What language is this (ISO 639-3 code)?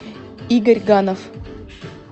rus